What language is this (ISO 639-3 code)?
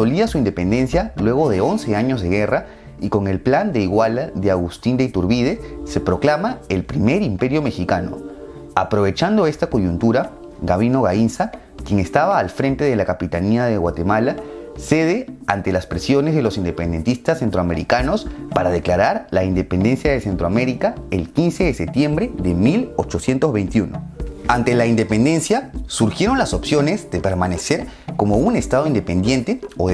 spa